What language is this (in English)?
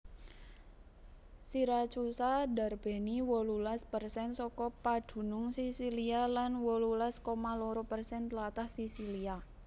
Javanese